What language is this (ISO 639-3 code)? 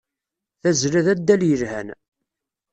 kab